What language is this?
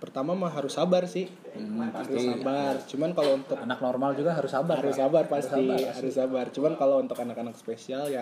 Indonesian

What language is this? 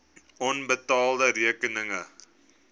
Afrikaans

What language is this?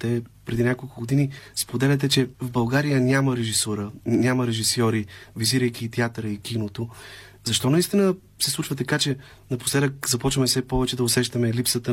Bulgarian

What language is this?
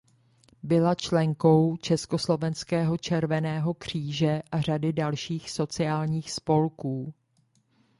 Czech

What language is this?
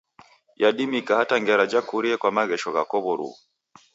Taita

